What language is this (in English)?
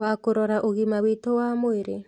Kikuyu